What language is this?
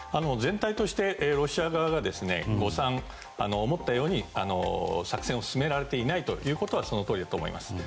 Japanese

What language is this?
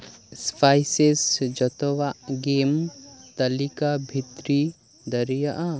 Santali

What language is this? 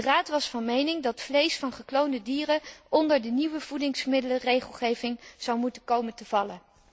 Dutch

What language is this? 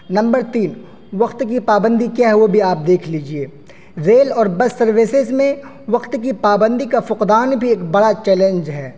Urdu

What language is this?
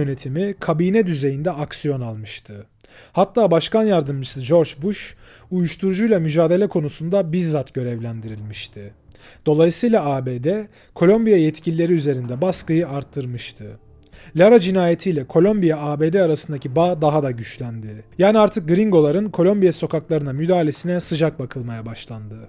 Turkish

